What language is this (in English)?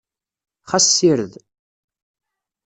Kabyle